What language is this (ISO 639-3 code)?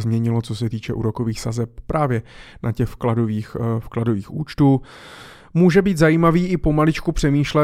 ces